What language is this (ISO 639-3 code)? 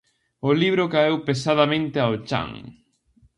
glg